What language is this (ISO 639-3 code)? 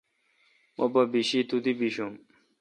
xka